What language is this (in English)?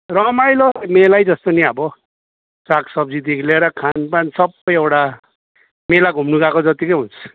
Nepali